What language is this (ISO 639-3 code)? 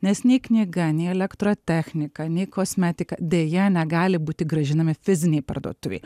lit